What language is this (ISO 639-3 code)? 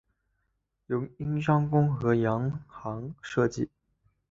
zho